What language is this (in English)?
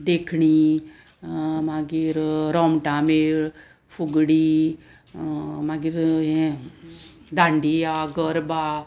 Konkani